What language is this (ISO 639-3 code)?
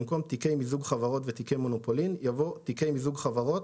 heb